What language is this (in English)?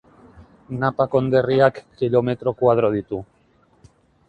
Basque